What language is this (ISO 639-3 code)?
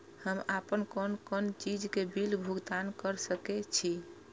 mai